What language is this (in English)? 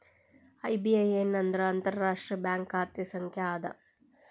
Kannada